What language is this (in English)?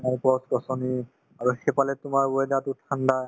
Assamese